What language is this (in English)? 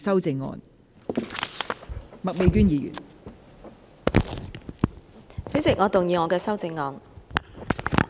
Cantonese